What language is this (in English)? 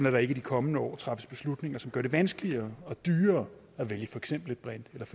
Danish